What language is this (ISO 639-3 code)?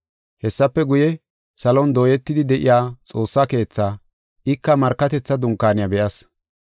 gof